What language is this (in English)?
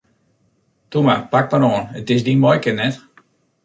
Western Frisian